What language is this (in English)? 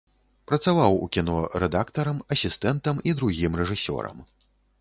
Belarusian